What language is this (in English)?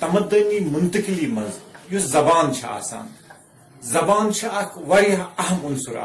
Urdu